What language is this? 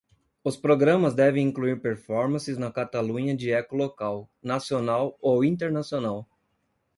Portuguese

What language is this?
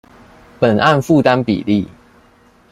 Chinese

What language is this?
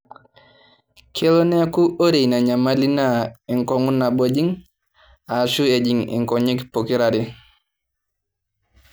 Masai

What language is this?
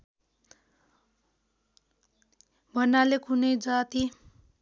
Nepali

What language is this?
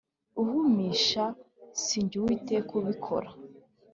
Kinyarwanda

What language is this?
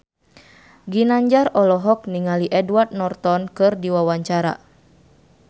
Sundanese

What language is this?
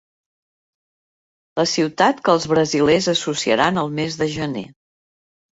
Catalan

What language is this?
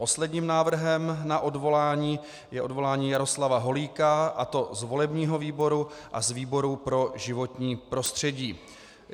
Czech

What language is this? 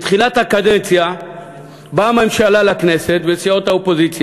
Hebrew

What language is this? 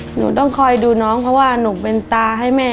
Thai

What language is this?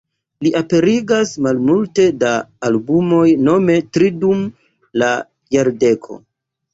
Esperanto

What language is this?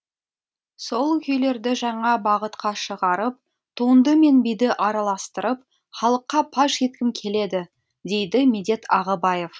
Kazakh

